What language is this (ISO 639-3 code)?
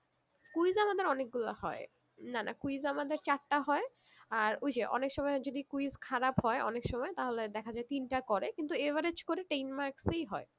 ben